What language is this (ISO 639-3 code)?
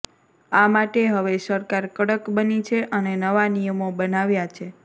guj